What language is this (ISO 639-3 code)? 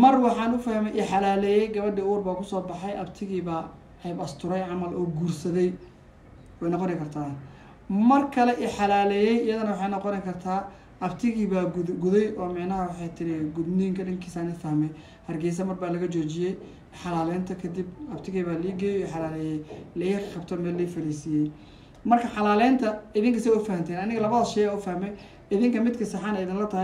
ara